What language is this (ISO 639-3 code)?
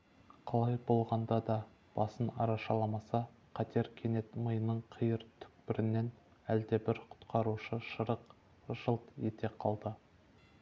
kaz